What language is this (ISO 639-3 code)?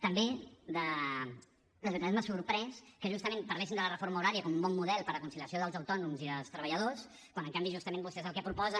cat